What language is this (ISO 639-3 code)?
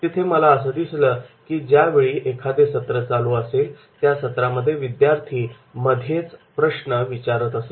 mar